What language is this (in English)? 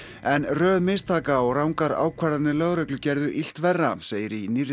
Icelandic